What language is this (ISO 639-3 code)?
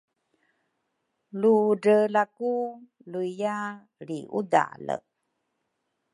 dru